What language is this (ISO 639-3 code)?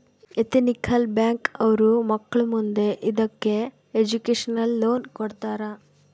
kan